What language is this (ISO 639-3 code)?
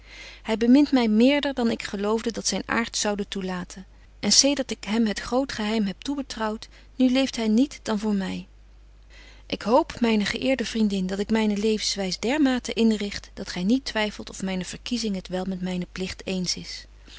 nld